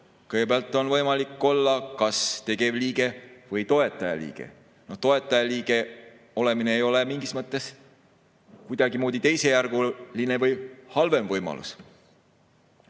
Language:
Estonian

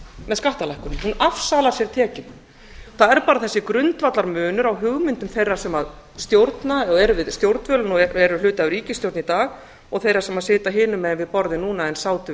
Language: Icelandic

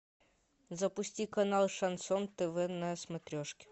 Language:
Russian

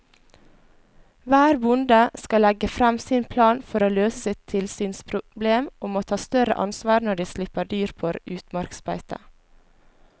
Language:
Norwegian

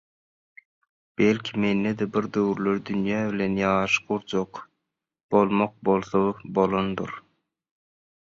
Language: Turkmen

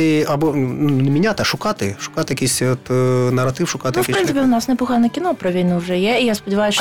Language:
Ukrainian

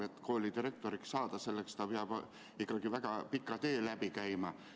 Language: Estonian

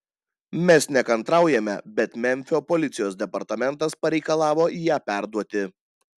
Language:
Lithuanian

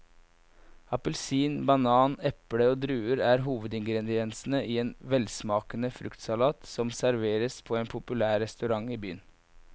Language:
Norwegian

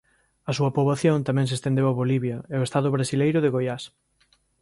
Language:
Galician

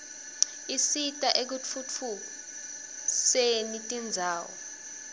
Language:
Swati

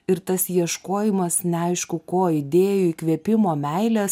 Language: Lithuanian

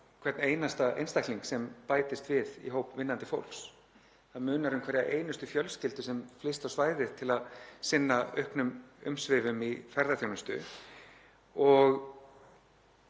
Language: Icelandic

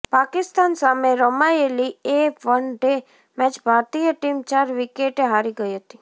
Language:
Gujarati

